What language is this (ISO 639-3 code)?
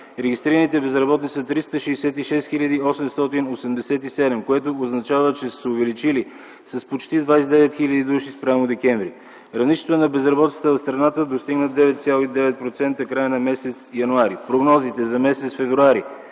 bul